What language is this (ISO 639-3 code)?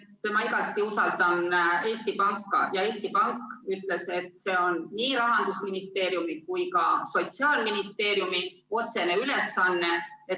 est